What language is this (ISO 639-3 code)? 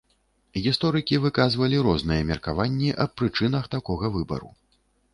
bel